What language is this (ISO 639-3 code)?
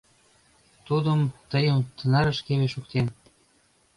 chm